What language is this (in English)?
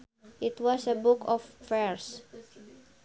Sundanese